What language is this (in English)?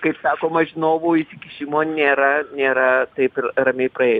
Lithuanian